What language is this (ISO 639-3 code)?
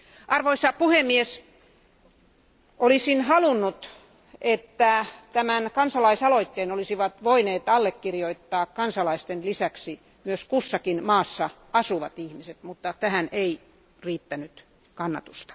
fin